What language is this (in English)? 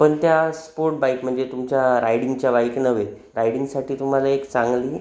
Marathi